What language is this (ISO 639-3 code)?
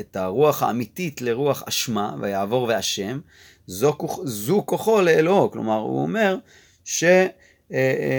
heb